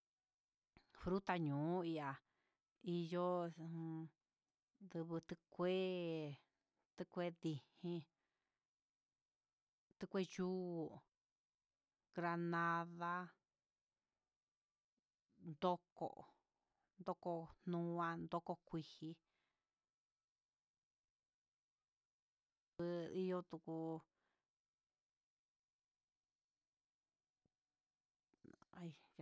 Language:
Huitepec Mixtec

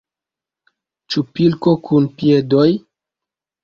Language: Esperanto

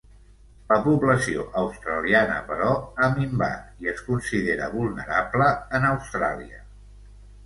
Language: Catalan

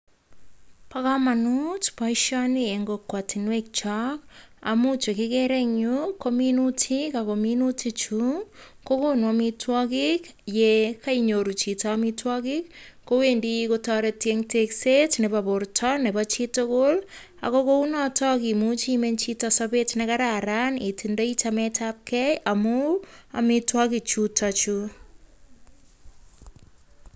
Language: Kalenjin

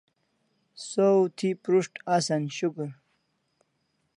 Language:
Kalasha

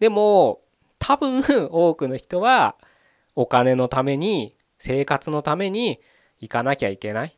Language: Japanese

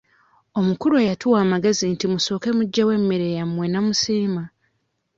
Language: Ganda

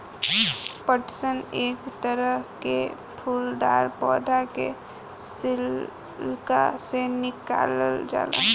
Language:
Bhojpuri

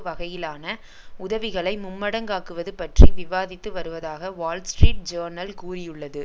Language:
Tamil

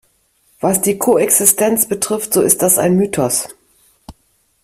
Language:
German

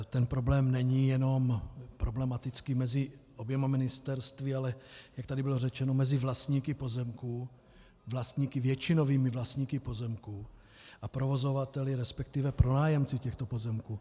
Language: Czech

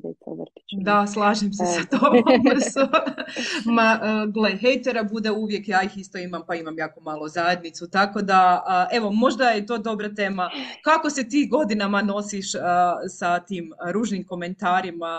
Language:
Croatian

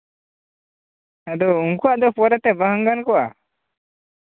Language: Santali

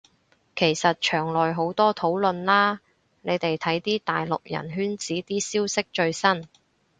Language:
Cantonese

